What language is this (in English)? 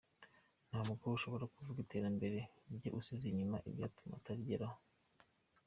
Kinyarwanda